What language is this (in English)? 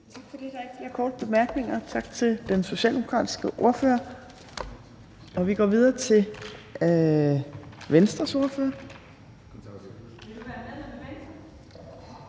Danish